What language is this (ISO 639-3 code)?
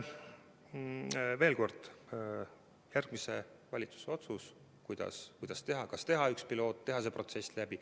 est